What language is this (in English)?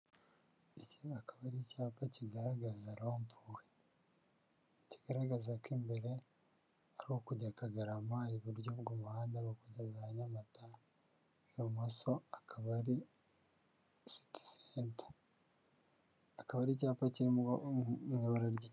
Kinyarwanda